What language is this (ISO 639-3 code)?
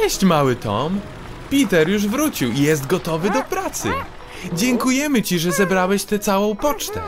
pol